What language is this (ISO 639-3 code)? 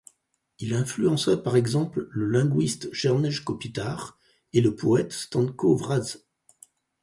fra